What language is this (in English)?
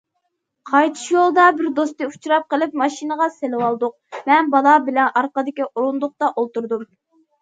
Uyghur